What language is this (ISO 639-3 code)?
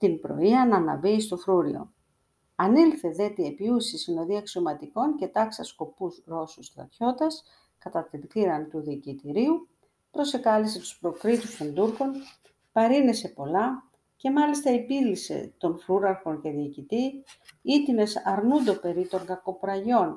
ell